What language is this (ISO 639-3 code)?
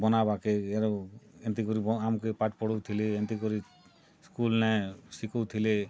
ori